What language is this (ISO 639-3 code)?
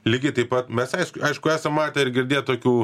lit